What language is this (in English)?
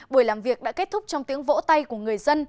Vietnamese